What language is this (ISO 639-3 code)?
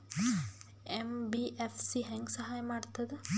kan